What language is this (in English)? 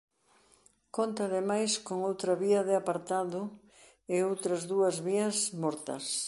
Galician